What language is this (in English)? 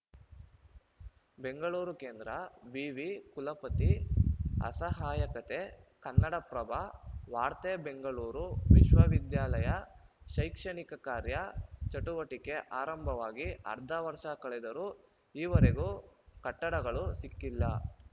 Kannada